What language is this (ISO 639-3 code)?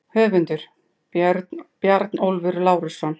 isl